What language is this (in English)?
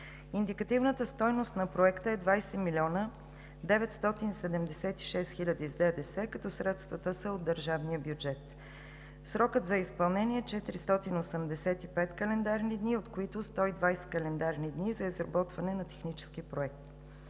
Bulgarian